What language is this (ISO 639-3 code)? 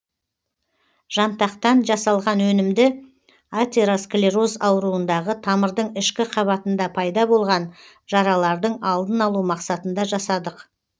kaz